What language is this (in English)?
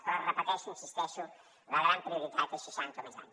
Catalan